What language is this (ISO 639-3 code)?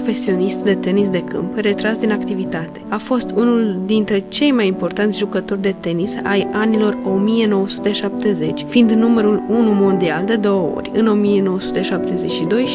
ron